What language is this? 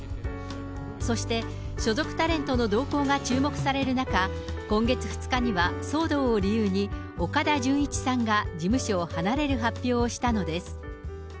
Japanese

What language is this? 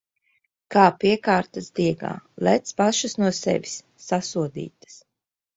Latvian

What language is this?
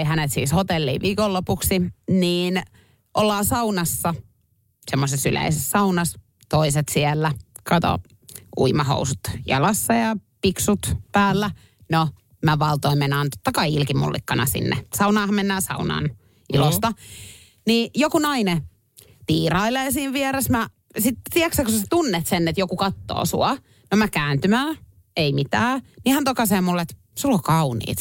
Finnish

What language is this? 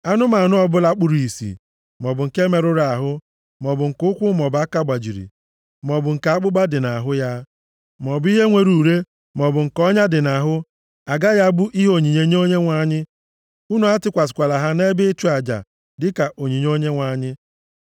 Igbo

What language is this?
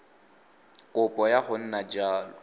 Tswana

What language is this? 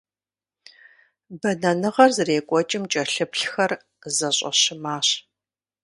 Kabardian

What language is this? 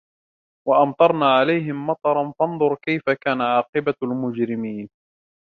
Arabic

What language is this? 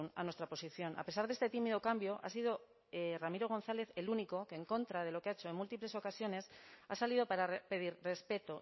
Spanish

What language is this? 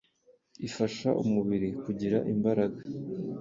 Kinyarwanda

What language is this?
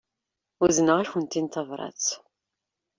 Kabyle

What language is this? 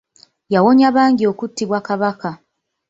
Ganda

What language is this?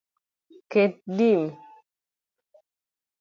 Luo (Kenya and Tanzania)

